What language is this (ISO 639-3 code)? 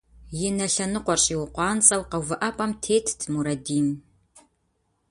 kbd